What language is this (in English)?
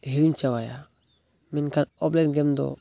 Santali